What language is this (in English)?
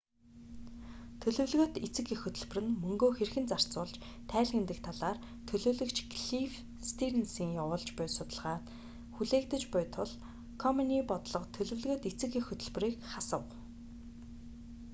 Mongolian